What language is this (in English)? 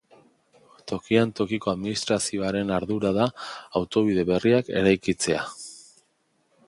Basque